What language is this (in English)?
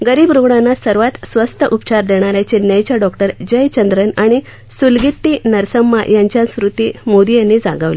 Marathi